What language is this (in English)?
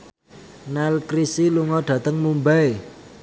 Javanese